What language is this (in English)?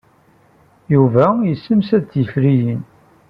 Kabyle